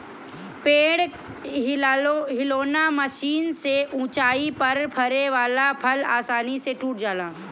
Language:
Bhojpuri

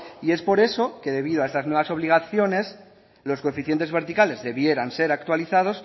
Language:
Spanish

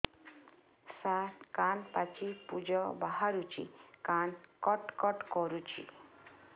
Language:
Odia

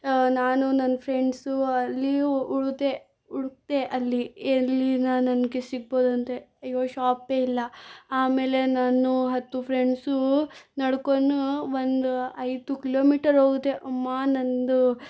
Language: Kannada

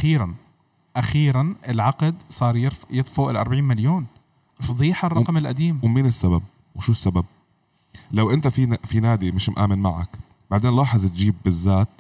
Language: Arabic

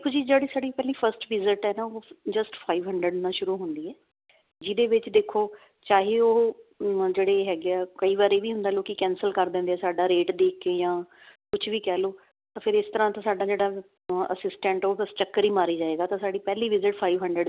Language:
Punjabi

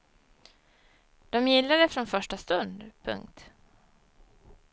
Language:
Swedish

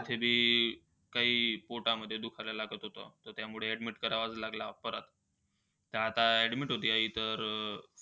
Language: Marathi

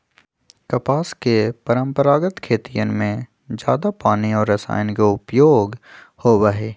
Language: Magahi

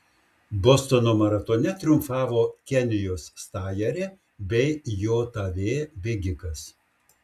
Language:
Lithuanian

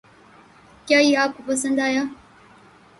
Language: Urdu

